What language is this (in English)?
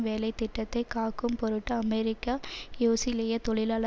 Tamil